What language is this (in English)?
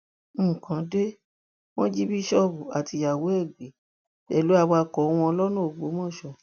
Yoruba